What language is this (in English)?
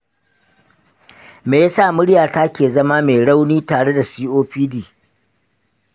Hausa